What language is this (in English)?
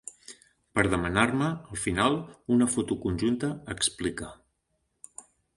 Catalan